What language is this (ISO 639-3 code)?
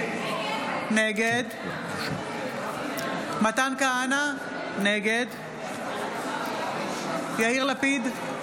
heb